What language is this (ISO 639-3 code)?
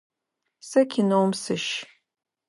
ady